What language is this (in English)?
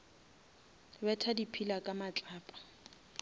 Northern Sotho